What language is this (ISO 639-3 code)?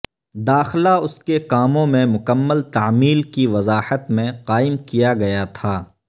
urd